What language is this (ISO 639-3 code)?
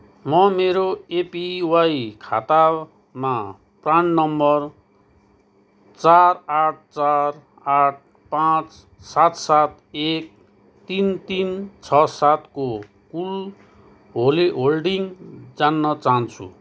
nep